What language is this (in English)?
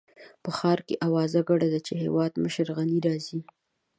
Pashto